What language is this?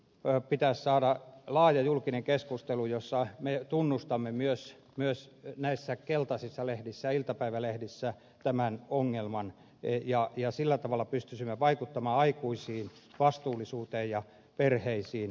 Finnish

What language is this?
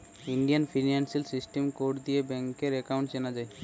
Bangla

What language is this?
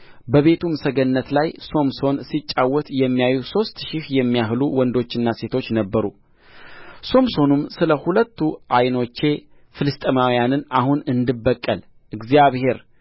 Amharic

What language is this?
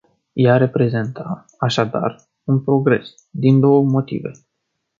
Romanian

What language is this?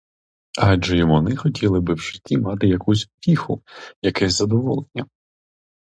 Ukrainian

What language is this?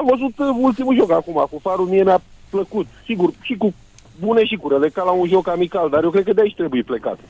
Romanian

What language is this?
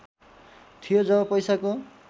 Nepali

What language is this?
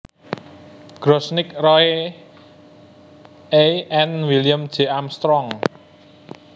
Javanese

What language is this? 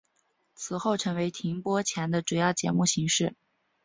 Chinese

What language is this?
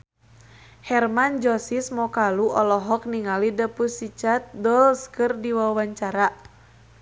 Sundanese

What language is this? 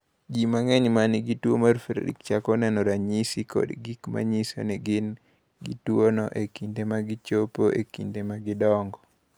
Luo (Kenya and Tanzania)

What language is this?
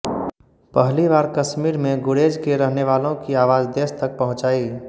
Hindi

